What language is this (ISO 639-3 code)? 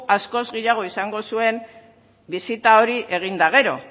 eus